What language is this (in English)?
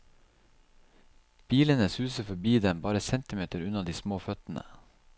Norwegian